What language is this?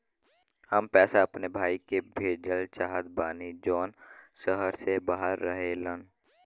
Bhojpuri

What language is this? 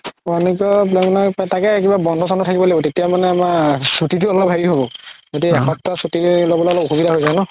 Assamese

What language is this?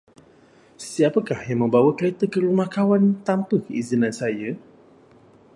Malay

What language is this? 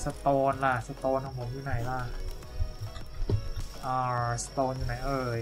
Thai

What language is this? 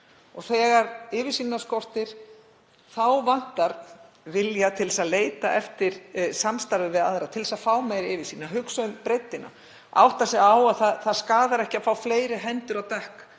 Icelandic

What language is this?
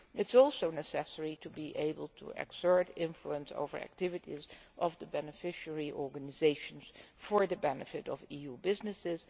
English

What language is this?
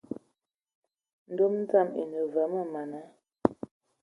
Ewondo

